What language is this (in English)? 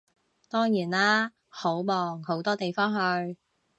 Cantonese